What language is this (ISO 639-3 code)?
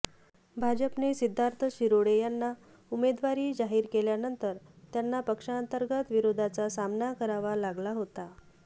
mar